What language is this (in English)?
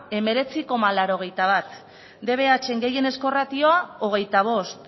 Basque